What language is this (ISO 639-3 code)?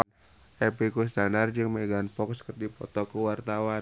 sun